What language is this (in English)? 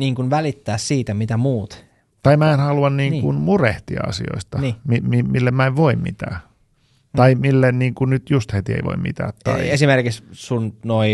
Finnish